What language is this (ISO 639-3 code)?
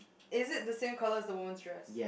eng